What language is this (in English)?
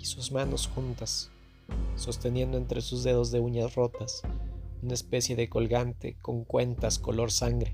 Spanish